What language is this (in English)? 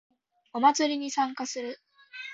Japanese